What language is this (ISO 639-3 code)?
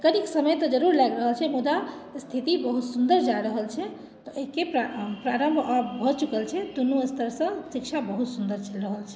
mai